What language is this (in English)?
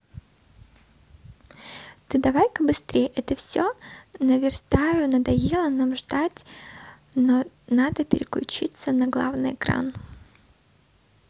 Russian